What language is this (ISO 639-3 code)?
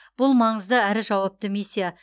kaz